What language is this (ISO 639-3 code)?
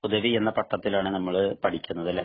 mal